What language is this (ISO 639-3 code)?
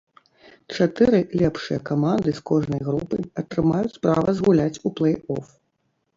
bel